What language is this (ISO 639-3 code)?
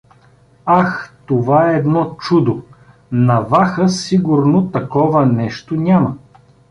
bul